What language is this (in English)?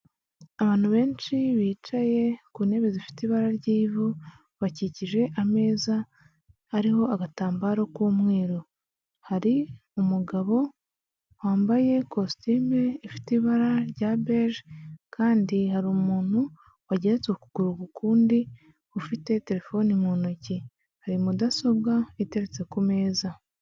Kinyarwanda